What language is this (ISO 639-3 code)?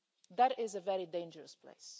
eng